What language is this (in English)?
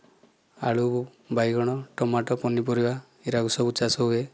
Odia